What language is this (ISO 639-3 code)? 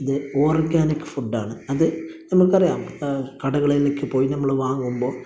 mal